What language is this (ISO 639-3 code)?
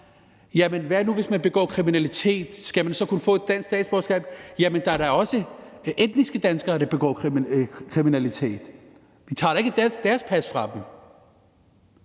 dan